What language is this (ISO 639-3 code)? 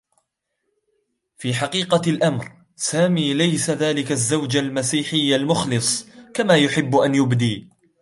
ara